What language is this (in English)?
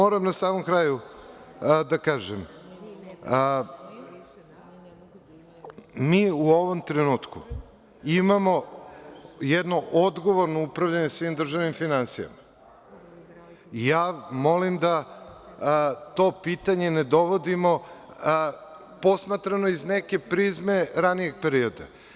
Serbian